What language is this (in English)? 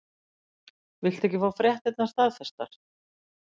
Icelandic